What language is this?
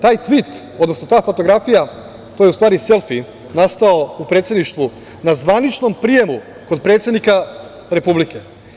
Serbian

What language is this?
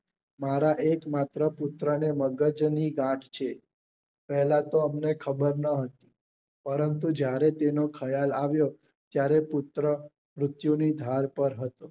Gujarati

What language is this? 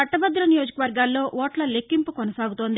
Telugu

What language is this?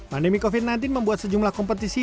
Indonesian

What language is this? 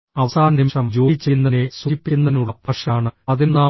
Malayalam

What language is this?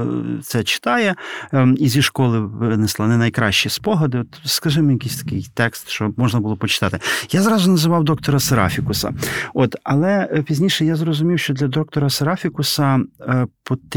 Ukrainian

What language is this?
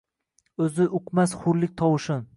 Uzbek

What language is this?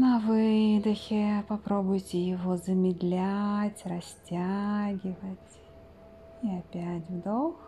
Russian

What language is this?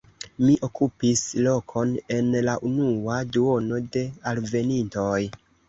Esperanto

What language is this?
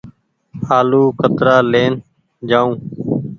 Goaria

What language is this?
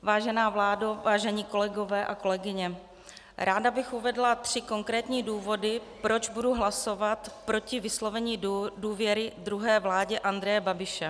Czech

